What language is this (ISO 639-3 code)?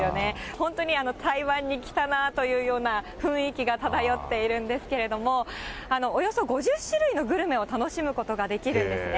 jpn